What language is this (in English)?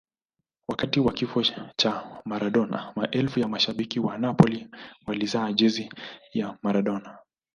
Swahili